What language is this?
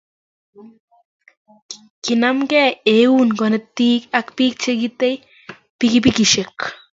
Kalenjin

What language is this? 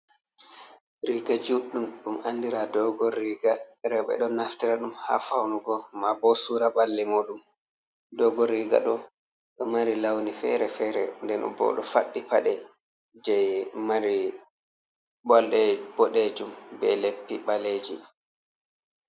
Fula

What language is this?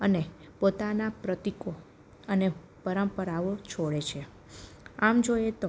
Gujarati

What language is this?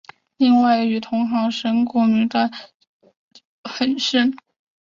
Chinese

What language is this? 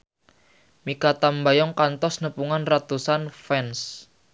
Sundanese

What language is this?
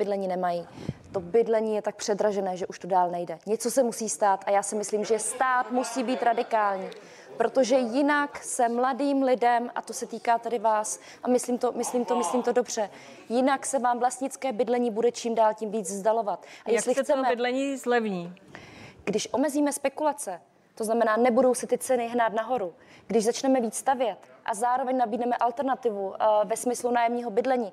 Czech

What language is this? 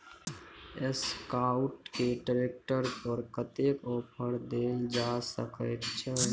Maithili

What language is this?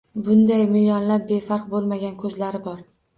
Uzbek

